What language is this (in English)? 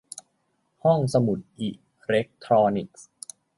Thai